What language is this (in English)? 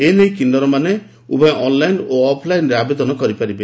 Odia